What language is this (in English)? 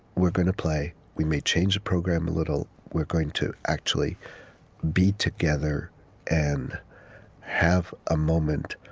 English